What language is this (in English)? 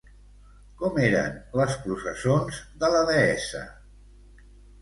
Catalan